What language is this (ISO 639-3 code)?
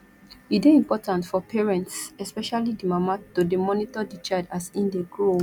pcm